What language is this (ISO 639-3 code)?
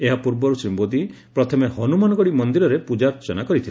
ori